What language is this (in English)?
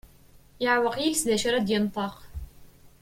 Kabyle